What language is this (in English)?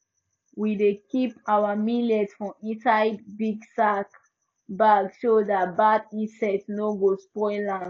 Nigerian Pidgin